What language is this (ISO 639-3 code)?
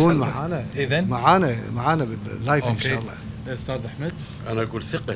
ara